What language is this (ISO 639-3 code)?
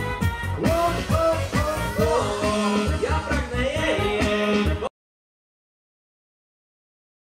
pol